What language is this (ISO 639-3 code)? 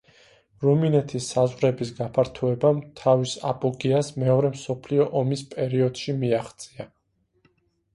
kat